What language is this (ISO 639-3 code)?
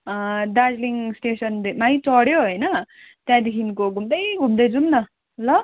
nep